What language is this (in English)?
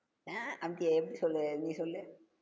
Tamil